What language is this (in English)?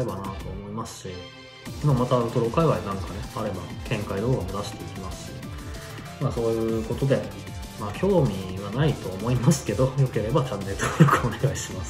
Japanese